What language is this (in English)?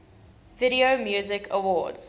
English